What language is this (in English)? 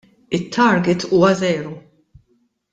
Maltese